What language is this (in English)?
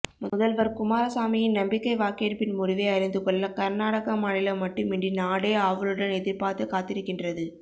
Tamil